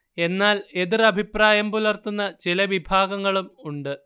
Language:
Malayalam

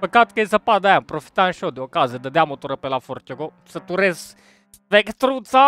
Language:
Romanian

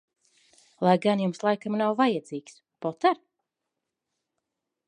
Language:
Latvian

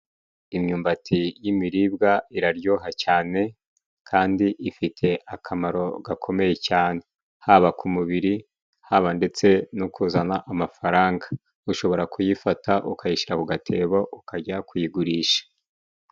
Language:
Kinyarwanda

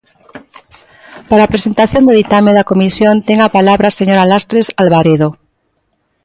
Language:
Galician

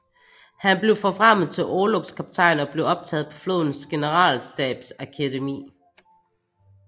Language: Danish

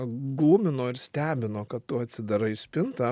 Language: Lithuanian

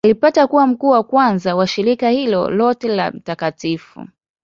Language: Swahili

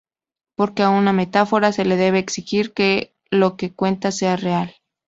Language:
Spanish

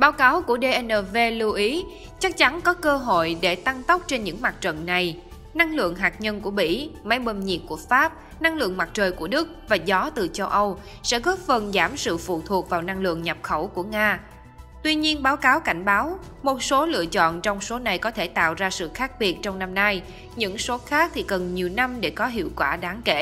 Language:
Vietnamese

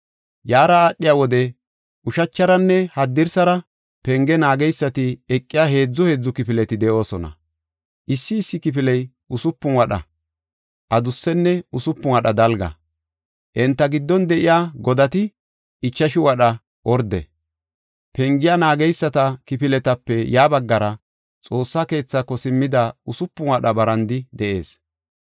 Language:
Gofa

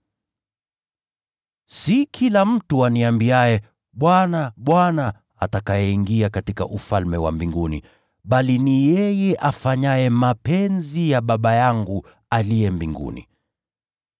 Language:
Swahili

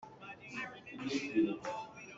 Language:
Hakha Chin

